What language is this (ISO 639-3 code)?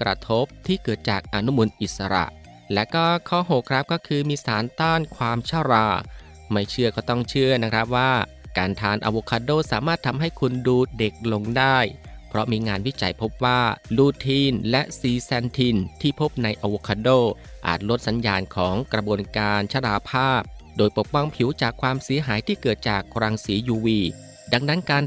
tha